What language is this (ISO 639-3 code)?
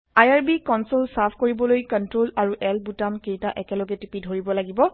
asm